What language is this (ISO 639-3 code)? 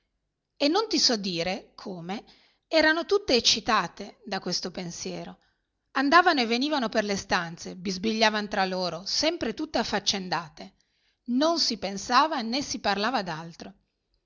ita